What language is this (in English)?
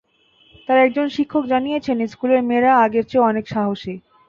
Bangla